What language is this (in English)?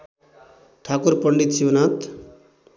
Nepali